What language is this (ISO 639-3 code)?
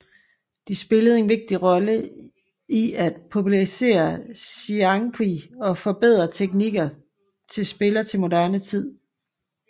dan